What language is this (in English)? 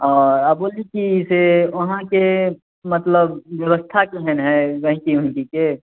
Maithili